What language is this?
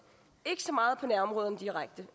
Danish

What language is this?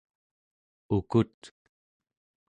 Central Yupik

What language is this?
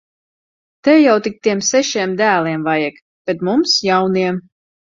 Latvian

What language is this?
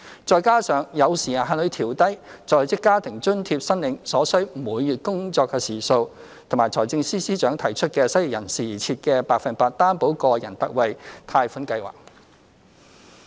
Cantonese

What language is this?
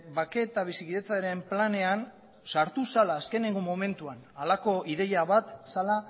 Basque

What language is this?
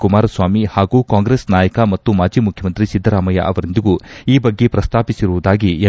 Kannada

